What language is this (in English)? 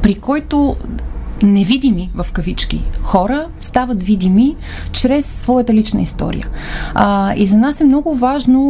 Bulgarian